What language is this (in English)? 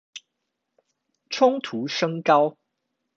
Chinese